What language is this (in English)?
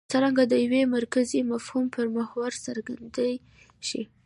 Pashto